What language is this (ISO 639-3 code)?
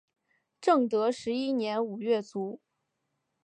zho